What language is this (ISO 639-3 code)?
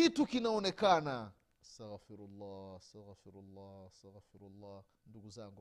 swa